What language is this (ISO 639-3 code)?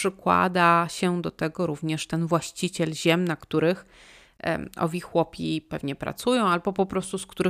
pol